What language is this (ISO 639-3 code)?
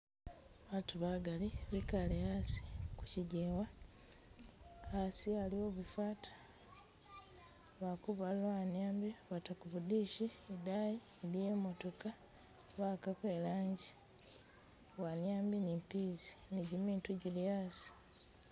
myx